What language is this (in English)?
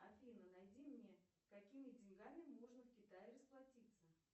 Russian